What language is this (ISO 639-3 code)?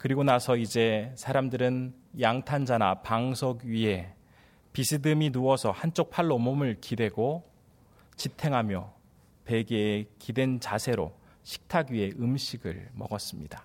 kor